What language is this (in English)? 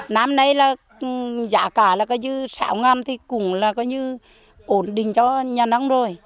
Vietnamese